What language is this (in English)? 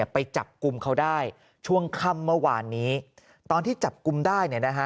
Thai